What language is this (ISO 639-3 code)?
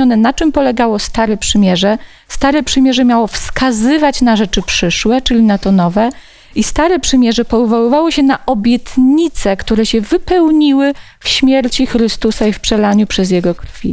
pol